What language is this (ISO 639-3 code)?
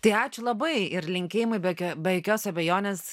lit